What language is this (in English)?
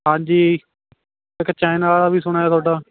Punjabi